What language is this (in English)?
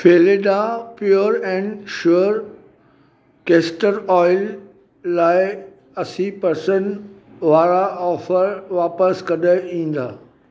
Sindhi